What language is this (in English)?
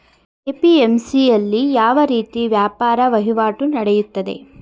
Kannada